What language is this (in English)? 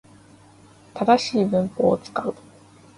Japanese